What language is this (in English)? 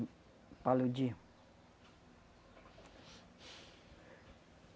Portuguese